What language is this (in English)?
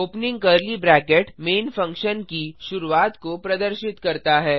Hindi